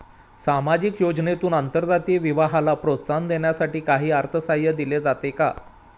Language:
Marathi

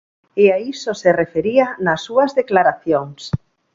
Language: Galician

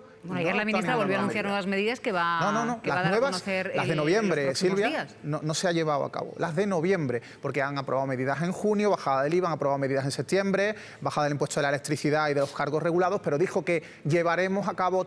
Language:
Spanish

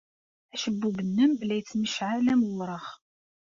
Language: Kabyle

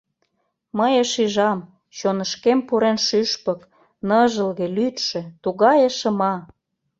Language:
Mari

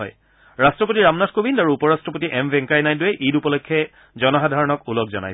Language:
Assamese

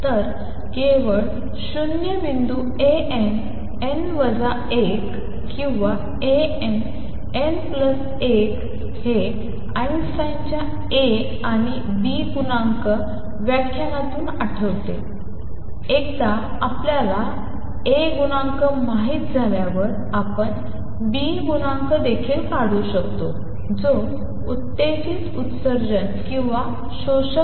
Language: Marathi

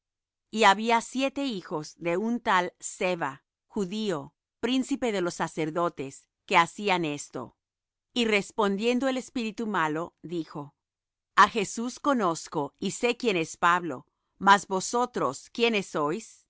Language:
Spanish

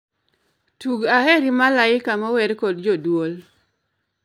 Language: Luo (Kenya and Tanzania)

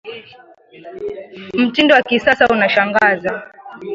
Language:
Swahili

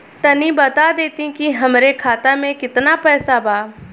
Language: Bhojpuri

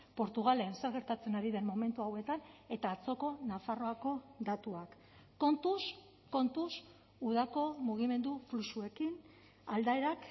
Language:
Basque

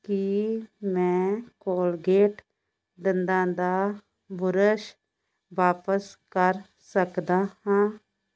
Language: Punjabi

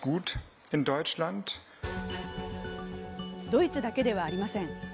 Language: Japanese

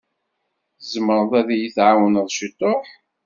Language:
Kabyle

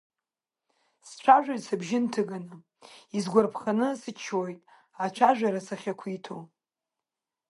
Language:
Abkhazian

